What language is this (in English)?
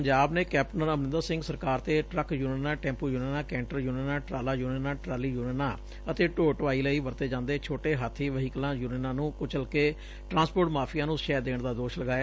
Punjabi